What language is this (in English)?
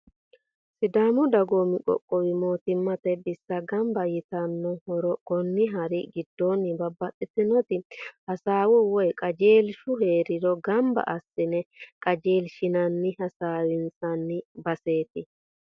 Sidamo